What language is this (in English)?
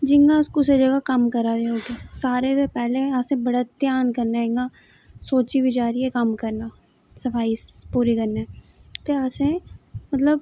Dogri